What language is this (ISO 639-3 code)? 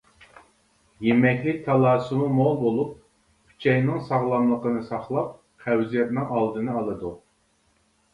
uig